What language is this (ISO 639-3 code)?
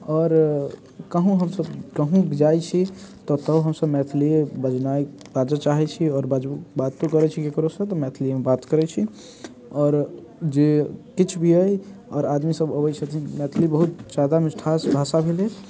mai